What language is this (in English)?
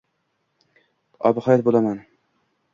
Uzbek